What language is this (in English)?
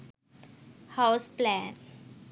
Sinhala